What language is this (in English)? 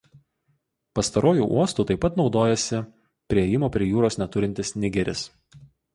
Lithuanian